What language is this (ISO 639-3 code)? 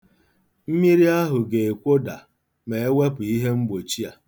ibo